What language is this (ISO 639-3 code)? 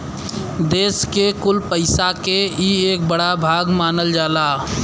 bho